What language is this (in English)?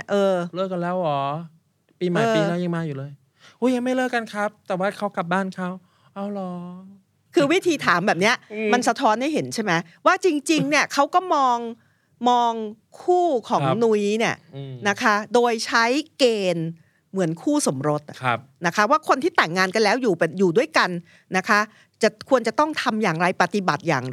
Thai